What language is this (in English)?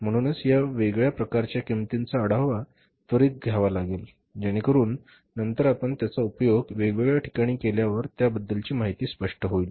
Marathi